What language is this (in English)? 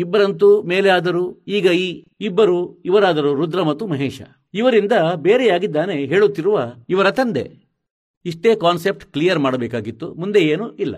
Kannada